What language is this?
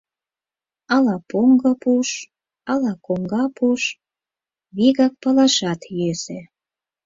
Mari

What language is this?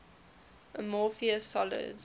English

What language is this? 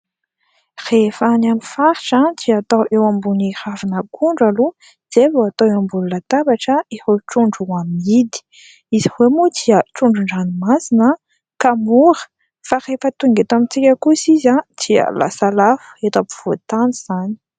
Malagasy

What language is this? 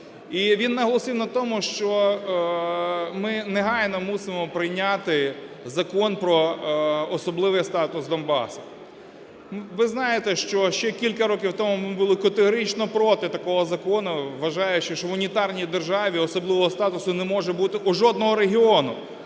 Ukrainian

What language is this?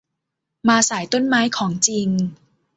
Thai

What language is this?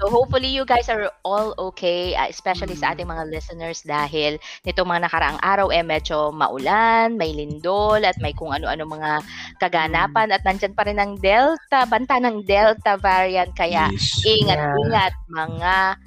Filipino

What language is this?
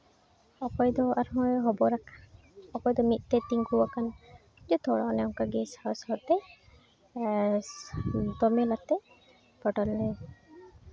Santali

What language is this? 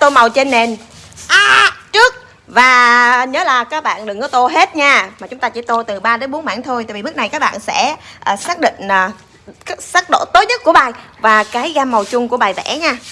Vietnamese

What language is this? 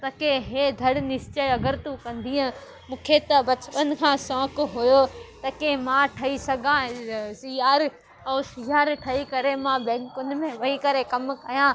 Sindhi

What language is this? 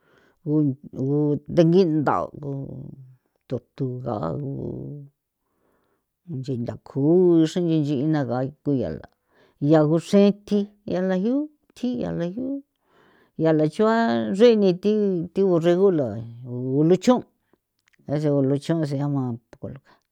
San Felipe Otlaltepec Popoloca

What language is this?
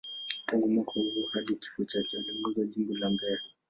Swahili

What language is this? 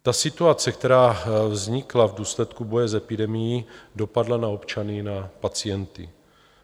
Czech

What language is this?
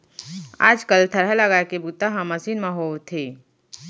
Chhattisgarhi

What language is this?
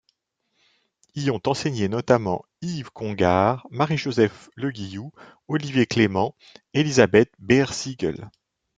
French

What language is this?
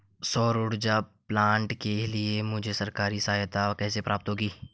Hindi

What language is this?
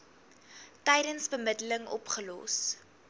Afrikaans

